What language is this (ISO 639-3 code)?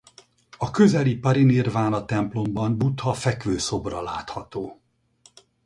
hun